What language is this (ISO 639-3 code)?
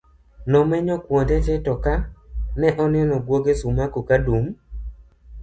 luo